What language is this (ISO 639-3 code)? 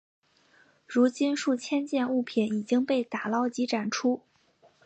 zho